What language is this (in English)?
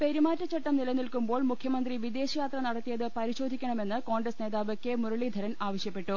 Malayalam